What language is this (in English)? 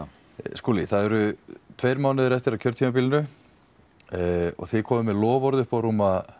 Icelandic